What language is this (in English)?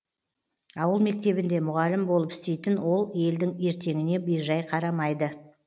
Kazakh